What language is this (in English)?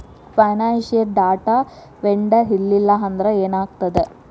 Kannada